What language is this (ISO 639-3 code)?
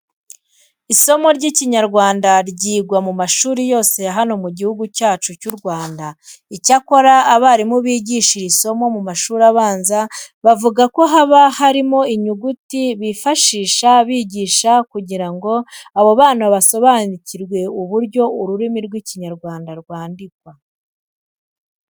kin